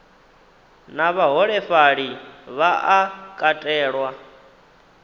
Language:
Venda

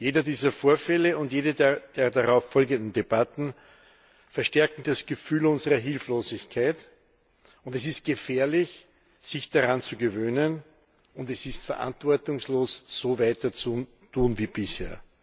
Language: German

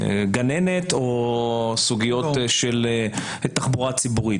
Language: Hebrew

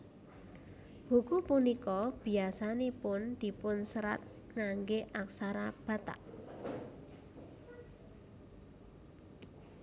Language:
Javanese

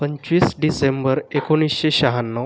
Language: Marathi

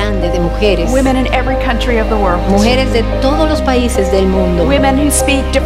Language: Spanish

